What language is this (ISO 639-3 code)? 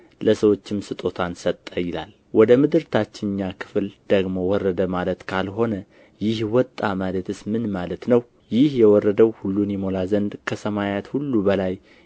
amh